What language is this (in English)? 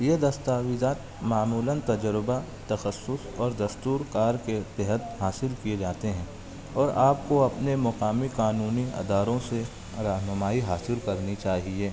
Urdu